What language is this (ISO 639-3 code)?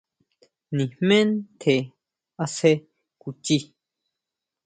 mau